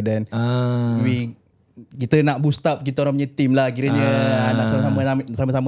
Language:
Malay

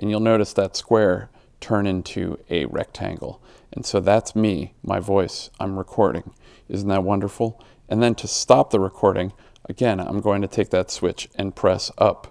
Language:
English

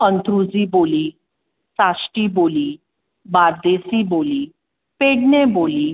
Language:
Konkani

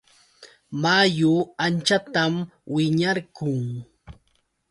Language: Yauyos Quechua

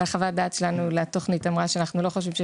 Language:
Hebrew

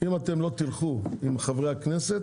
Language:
Hebrew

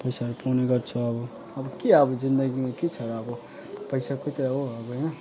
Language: Nepali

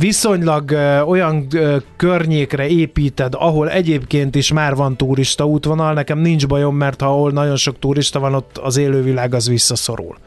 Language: Hungarian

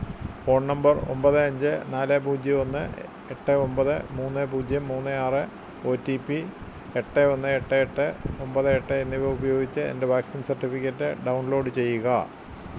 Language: Malayalam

